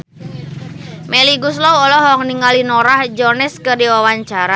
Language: Sundanese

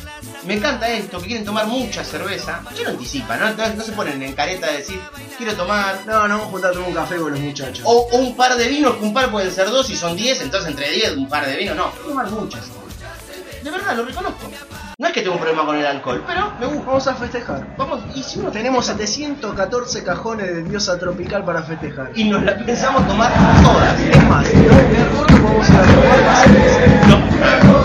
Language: Spanish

